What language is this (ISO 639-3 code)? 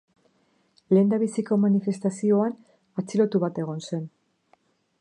eus